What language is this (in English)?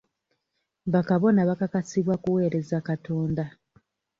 Ganda